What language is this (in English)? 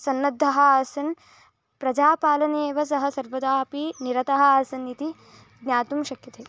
Sanskrit